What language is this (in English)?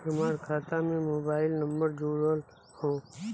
Bhojpuri